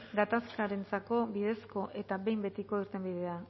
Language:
Basque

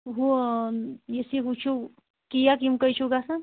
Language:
Kashmiri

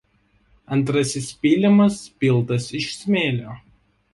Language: Lithuanian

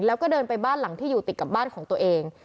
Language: Thai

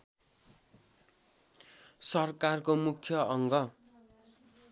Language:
Nepali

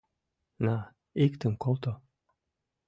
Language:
Mari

